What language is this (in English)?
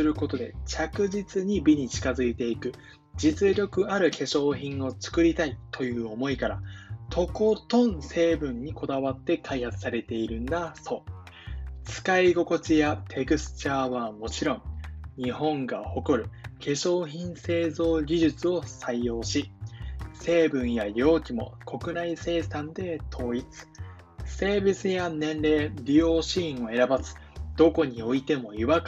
Japanese